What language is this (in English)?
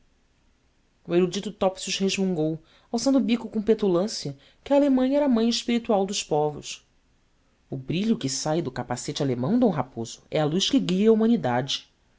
Portuguese